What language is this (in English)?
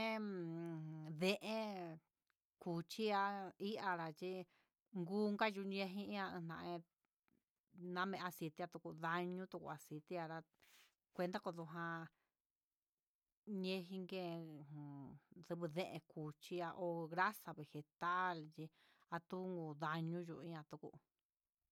Huitepec Mixtec